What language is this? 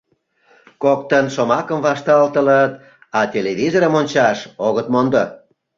Mari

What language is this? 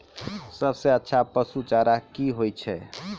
Maithili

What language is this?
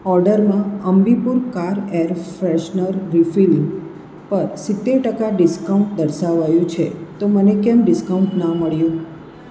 Gujarati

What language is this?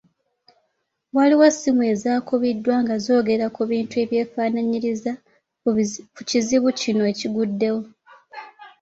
Ganda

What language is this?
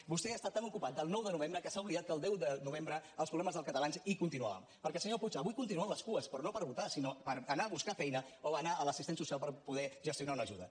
Catalan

